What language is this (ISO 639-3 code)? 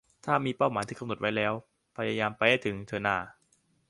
tha